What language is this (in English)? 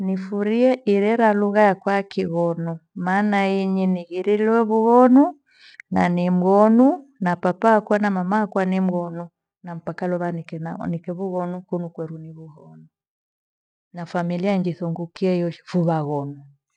Gweno